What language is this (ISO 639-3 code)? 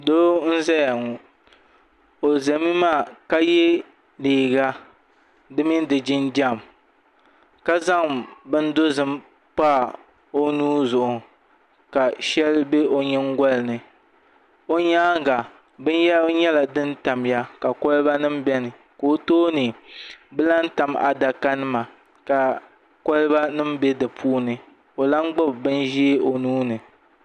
dag